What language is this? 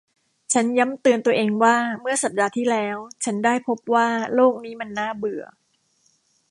Thai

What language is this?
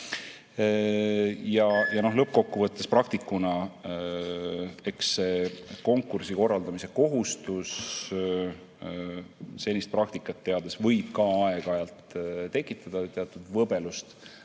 Estonian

